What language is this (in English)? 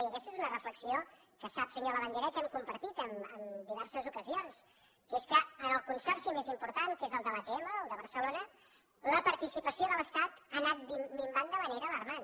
Catalan